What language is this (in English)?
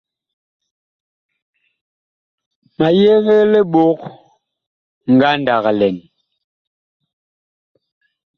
Bakoko